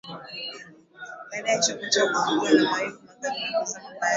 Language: Swahili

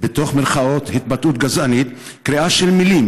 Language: Hebrew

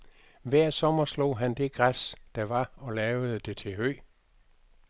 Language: Danish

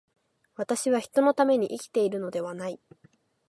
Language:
Japanese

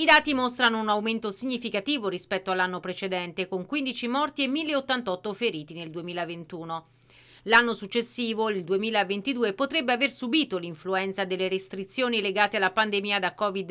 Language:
Italian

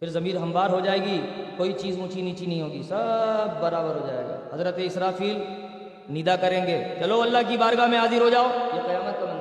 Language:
Urdu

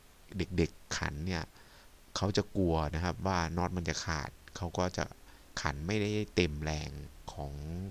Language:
Thai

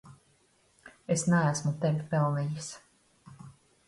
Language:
Latvian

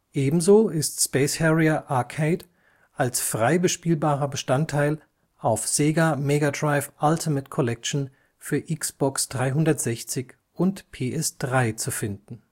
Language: German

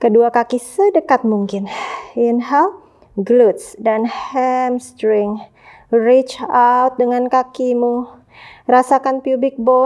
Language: Indonesian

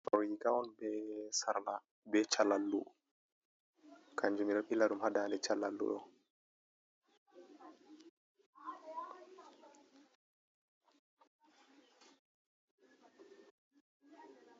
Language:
Fula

